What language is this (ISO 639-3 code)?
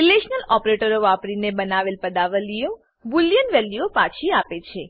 guj